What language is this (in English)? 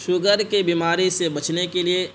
Urdu